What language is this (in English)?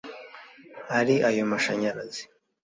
Kinyarwanda